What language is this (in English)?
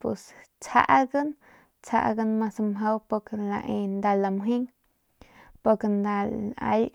Northern Pame